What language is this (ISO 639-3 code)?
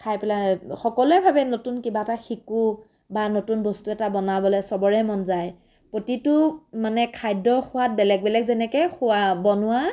asm